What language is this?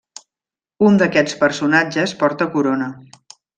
Catalan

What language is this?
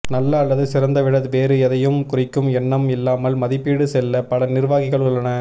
Tamil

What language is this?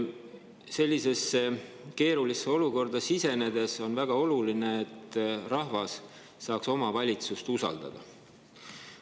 Estonian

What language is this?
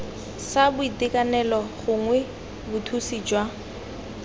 Tswana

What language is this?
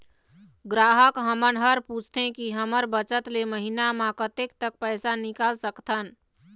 Chhattisgarhi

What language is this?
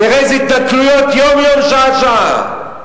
Hebrew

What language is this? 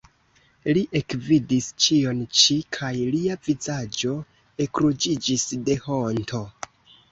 Esperanto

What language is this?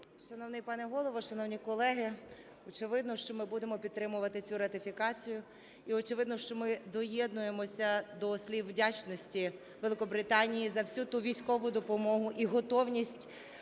Ukrainian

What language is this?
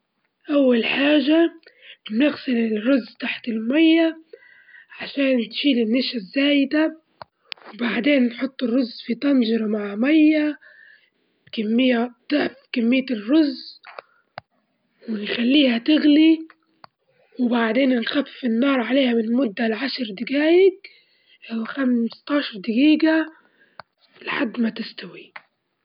Libyan Arabic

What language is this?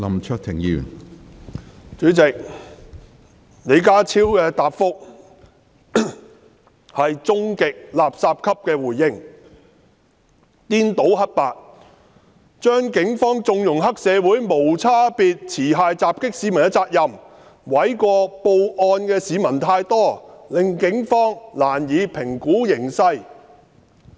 Cantonese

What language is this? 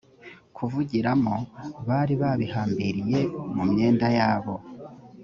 Kinyarwanda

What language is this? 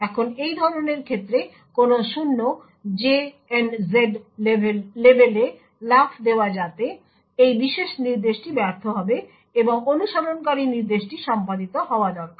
Bangla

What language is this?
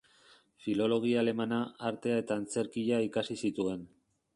Basque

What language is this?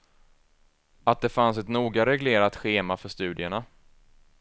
Swedish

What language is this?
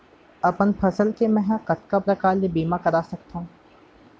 Chhattisgarhi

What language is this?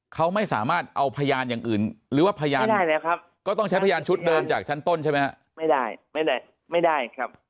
Thai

